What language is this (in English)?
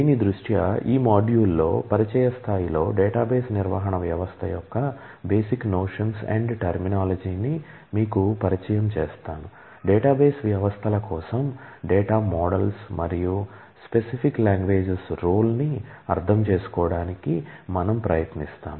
Telugu